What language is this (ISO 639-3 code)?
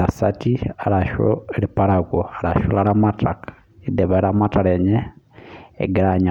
mas